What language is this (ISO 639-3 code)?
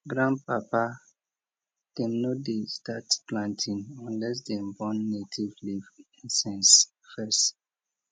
pcm